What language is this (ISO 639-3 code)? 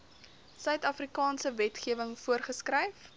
afr